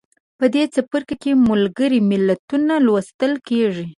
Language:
Pashto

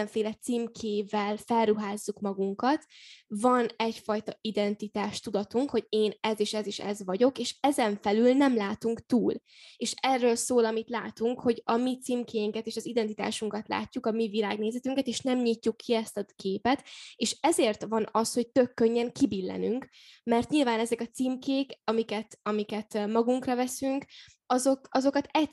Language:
Hungarian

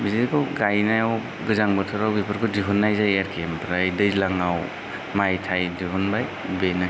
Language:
Bodo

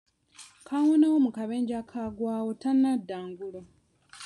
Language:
Ganda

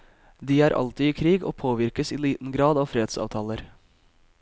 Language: Norwegian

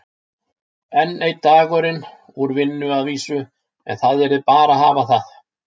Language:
Icelandic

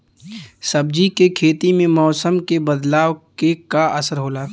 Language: Bhojpuri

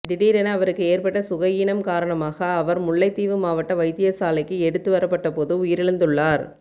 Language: Tamil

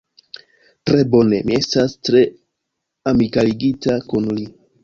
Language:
Esperanto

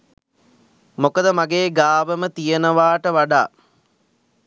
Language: Sinhala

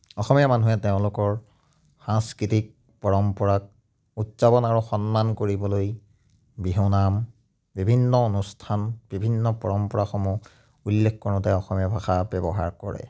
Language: Assamese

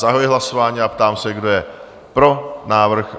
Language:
Czech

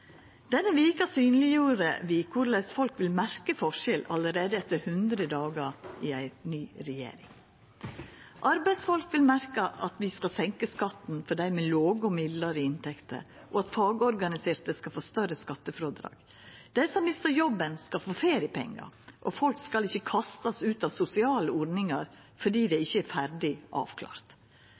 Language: Norwegian Nynorsk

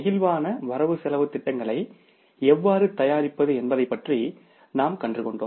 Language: Tamil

